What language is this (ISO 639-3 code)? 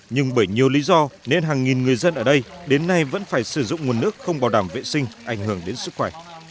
vie